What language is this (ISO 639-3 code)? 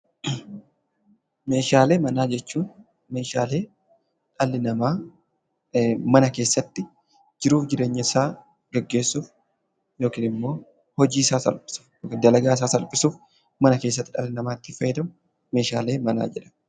orm